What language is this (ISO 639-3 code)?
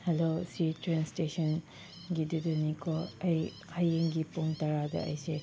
mni